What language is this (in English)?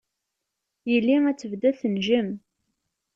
Kabyle